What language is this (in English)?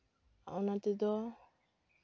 Santali